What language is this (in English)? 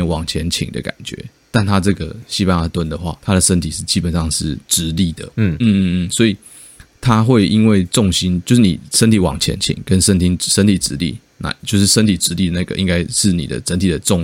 Chinese